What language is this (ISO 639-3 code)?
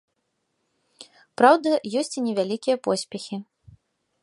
bel